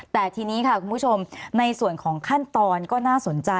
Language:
Thai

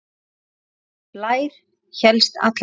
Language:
Icelandic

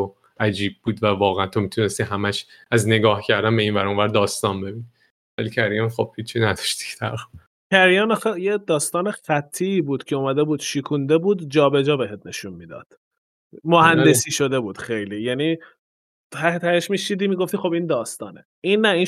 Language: Persian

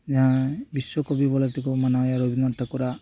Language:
Santali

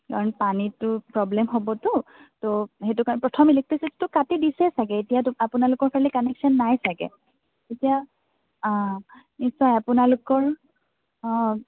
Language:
Assamese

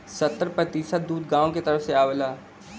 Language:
Bhojpuri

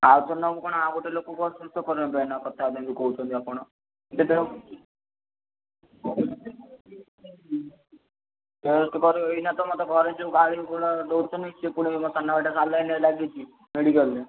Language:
Odia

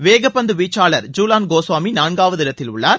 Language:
Tamil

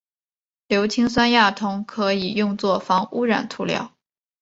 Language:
Chinese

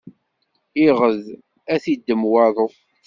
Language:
Kabyle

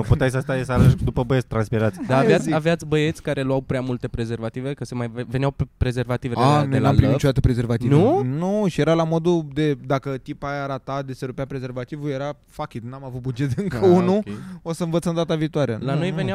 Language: Romanian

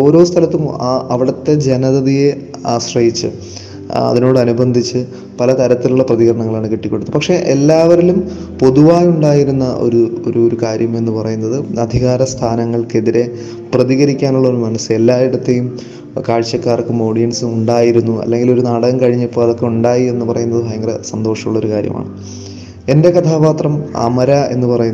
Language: Malayalam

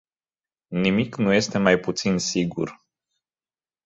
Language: Romanian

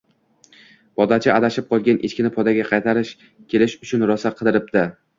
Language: Uzbek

